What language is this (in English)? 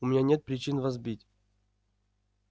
Russian